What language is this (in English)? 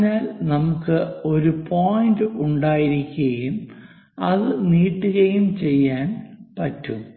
Malayalam